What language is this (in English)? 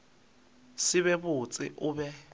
Northern Sotho